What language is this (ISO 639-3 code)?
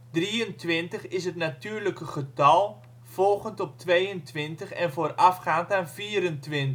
nld